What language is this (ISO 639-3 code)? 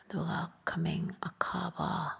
mni